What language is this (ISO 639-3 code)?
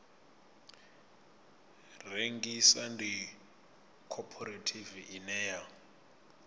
ven